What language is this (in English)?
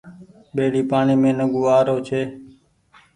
Goaria